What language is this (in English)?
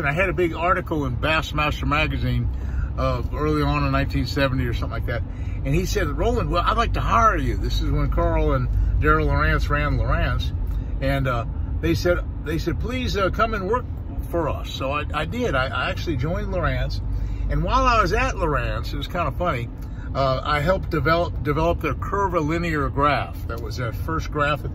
English